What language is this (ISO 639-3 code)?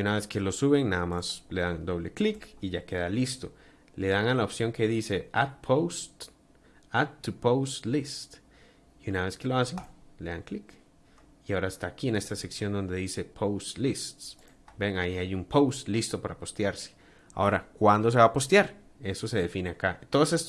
spa